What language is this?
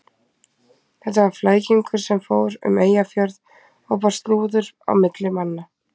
Icelandic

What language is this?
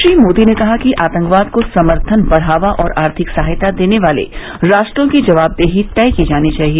Hindi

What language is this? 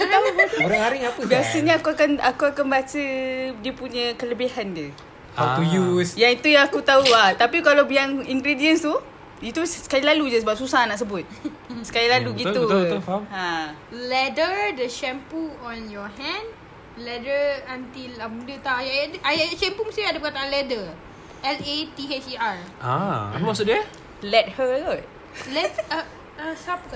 Malay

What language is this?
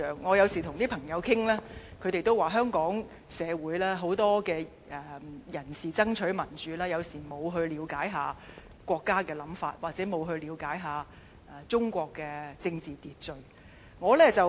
Cantonese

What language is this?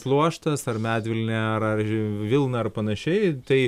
Lithuanian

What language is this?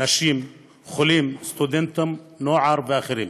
Hebrew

